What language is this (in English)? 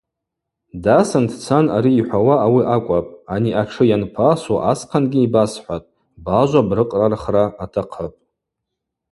Abaza